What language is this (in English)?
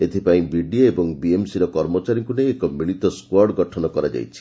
Odia